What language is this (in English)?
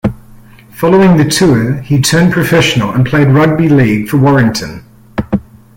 English